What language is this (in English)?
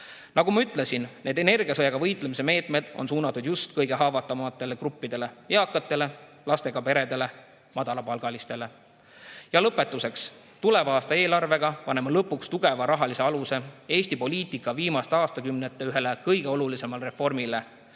Estonian